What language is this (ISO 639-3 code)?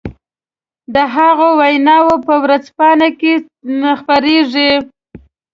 pus